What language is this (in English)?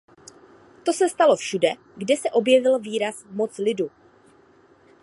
Czech